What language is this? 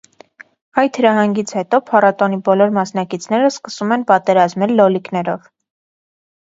Armenian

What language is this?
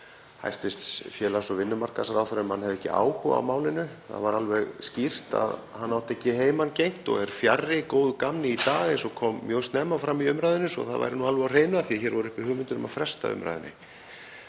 Icelandic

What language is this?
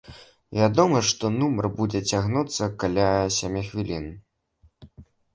Belarusian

